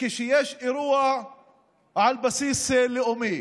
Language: Hebrew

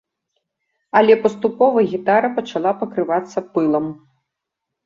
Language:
Belarusian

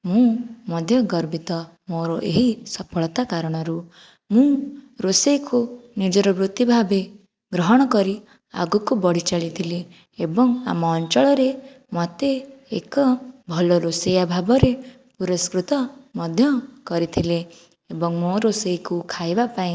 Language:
Odia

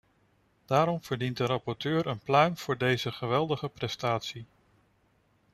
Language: Dutch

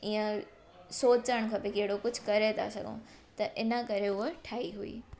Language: Sindhi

